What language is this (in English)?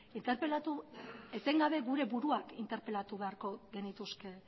Basque